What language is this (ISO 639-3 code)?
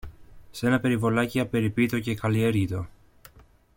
ell